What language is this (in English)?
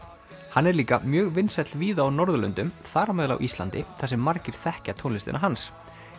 Icelandic